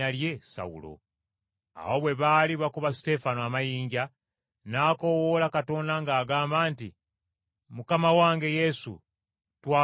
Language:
Ganda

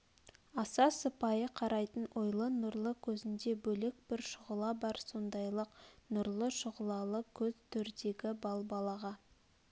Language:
Kazakh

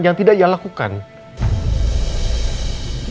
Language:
Indonesian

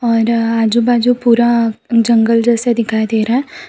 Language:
Hindi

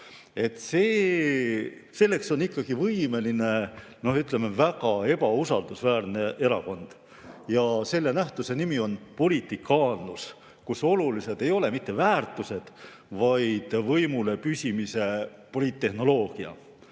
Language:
Estonian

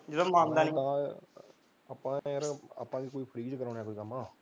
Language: Punjabi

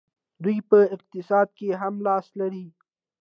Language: Pashto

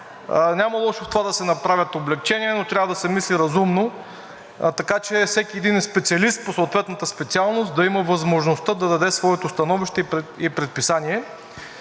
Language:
Bulgarian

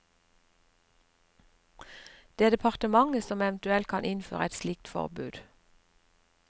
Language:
Norwegian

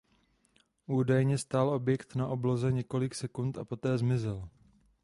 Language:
Czech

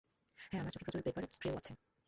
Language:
Bangla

